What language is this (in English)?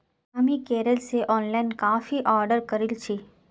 Magahi